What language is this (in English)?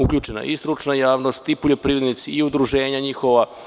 Serbian